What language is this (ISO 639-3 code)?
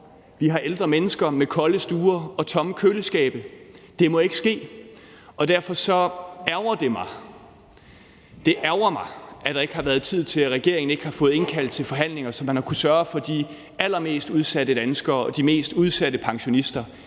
dan